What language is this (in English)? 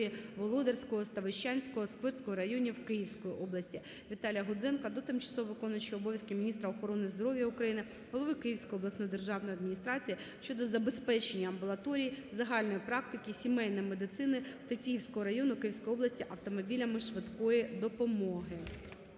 Ukrainian